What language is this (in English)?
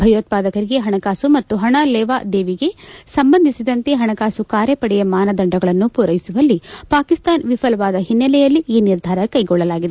Kannada